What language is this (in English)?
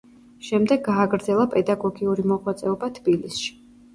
Georgian